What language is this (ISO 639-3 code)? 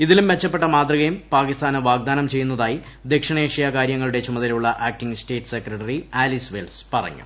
mal